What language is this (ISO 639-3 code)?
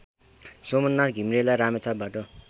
nep